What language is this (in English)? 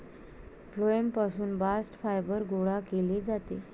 Marathi